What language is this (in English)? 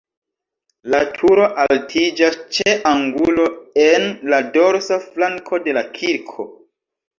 Esperanto